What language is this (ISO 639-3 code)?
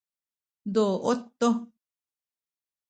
szy